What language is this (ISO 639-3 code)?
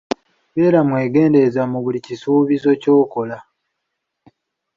lug